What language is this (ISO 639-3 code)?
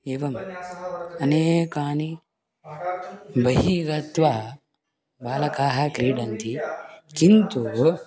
san